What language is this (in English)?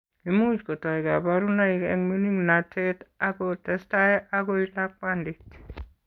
Kalenjin